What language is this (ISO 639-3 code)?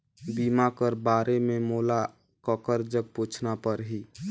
hne